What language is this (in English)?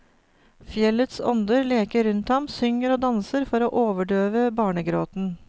Norwegian